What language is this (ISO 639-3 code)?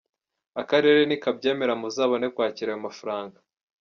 kin